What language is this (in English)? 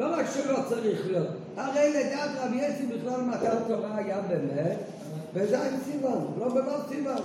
Hebrew